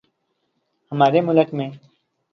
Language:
Urdu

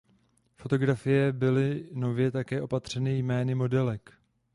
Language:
Czech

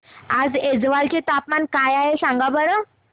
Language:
Marathi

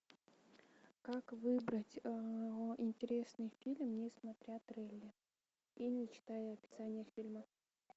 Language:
Russian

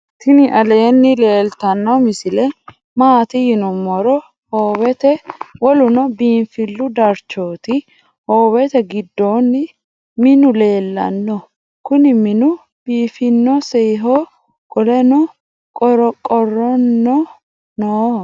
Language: Sidamo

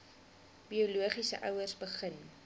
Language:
Afrikaans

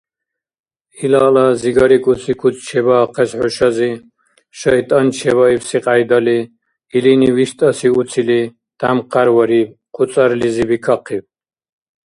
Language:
Dargwa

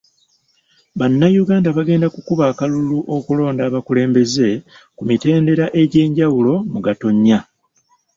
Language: Ganda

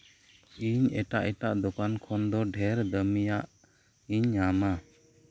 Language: Santali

